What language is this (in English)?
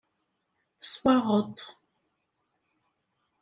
Kabyle